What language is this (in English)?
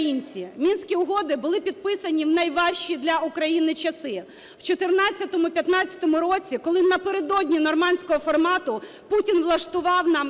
Ukrainian